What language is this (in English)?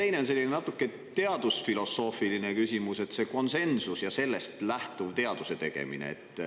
Estonian